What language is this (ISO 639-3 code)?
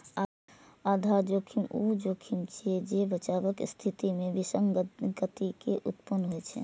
mai